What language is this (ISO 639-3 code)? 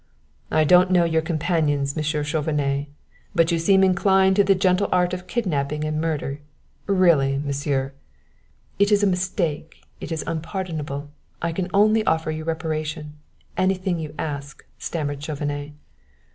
eng